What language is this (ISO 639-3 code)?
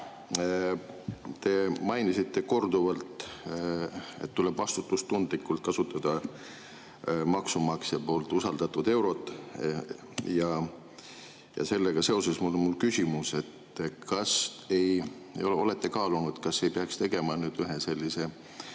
est